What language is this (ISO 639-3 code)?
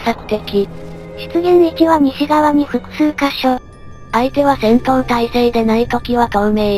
jpn